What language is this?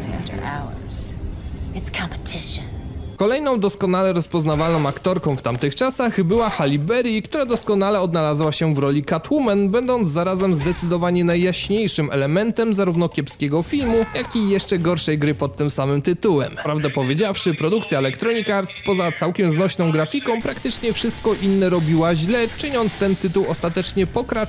Polish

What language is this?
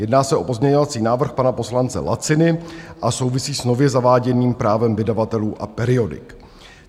Czech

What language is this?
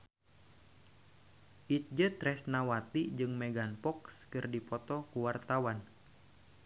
Sundanese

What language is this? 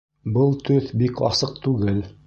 Bashkir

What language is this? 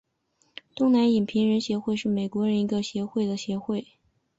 Chinese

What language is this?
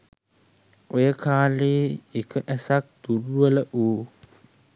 Sinhala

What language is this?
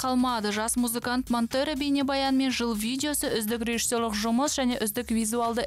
Russian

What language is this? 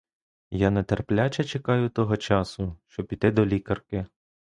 Ukrainian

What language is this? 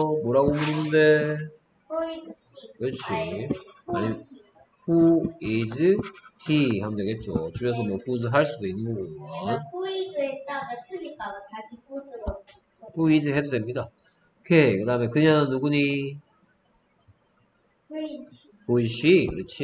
Korean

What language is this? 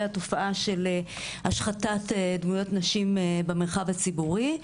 Hebrew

